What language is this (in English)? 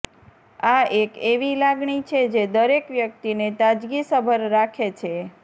Gujarati